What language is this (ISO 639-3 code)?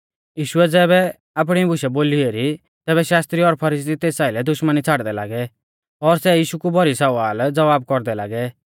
bfz